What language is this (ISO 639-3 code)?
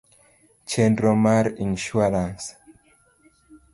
luo